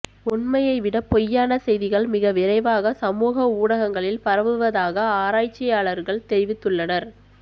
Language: Tamil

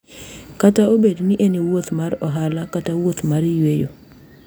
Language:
Luo (Kenya and Tanzania)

